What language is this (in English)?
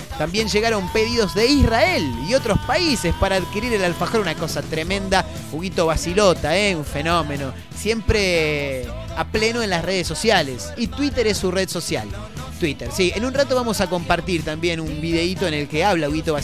Spanish